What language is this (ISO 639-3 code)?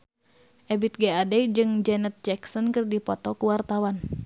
sun